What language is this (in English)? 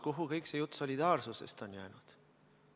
Estonian